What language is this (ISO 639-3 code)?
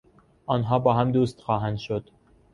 fas